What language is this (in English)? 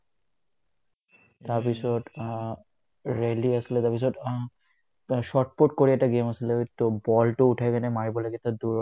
Assamese